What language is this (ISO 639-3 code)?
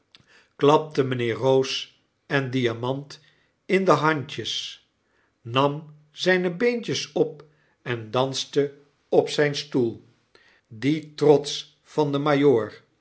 nld